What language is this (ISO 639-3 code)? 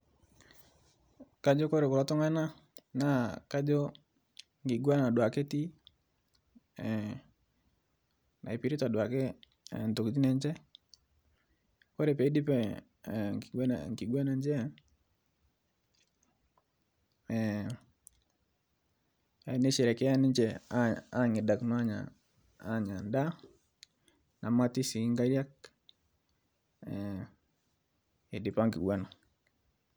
mas